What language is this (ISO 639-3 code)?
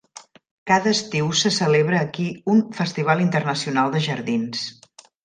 cat